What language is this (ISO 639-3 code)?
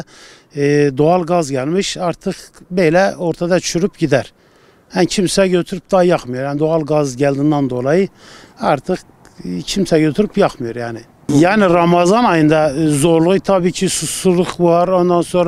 tur